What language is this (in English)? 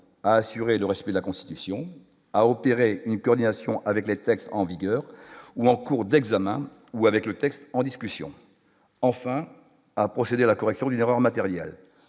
French